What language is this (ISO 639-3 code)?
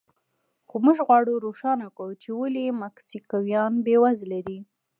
pus